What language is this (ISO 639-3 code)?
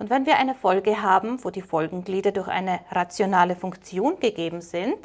deu